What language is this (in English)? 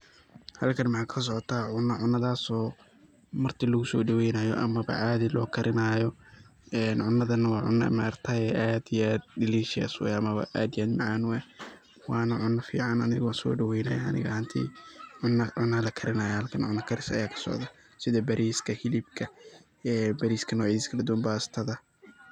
Somali